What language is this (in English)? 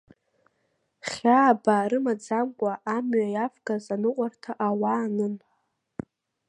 Abkhazian